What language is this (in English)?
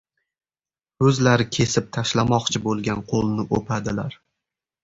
Uzbek